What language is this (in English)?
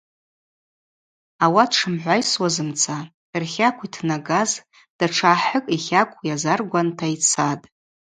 Abaza